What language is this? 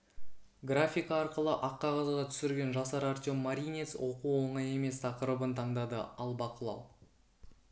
Kazakh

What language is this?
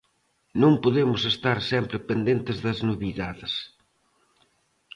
Galician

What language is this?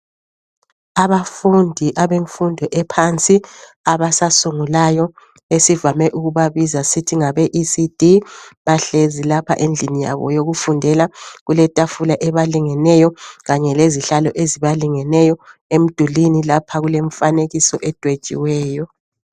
North Ndebele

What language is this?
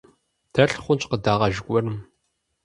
Kabardian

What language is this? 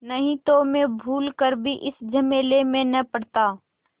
Hindi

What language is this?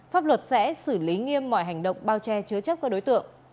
Vietnamese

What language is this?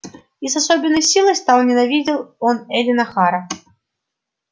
Russian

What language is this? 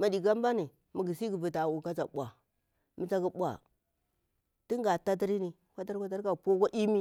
Bura-Pabir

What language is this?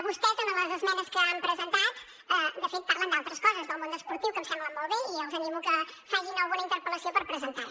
Catalan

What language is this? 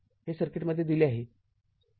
Marathi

